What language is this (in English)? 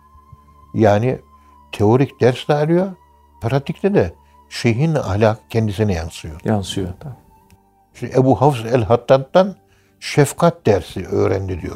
Turkish